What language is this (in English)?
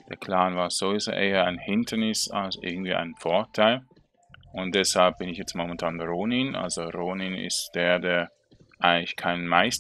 German